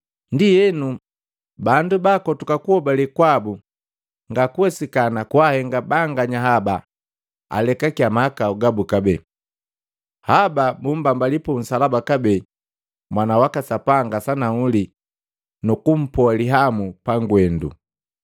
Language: Matengo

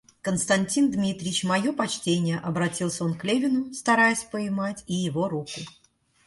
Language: Russian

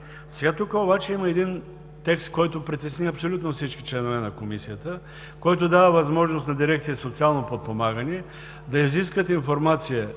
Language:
Bulgarian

